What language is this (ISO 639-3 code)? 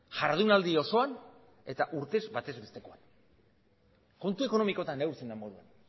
eus